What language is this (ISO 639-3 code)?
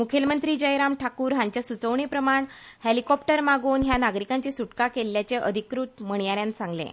kok